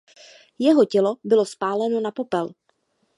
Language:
Czech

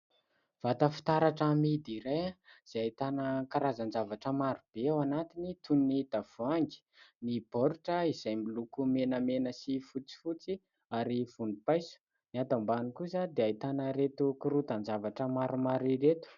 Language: Malagasy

